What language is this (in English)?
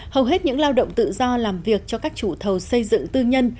Vietnamese